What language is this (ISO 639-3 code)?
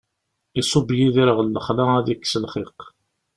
kab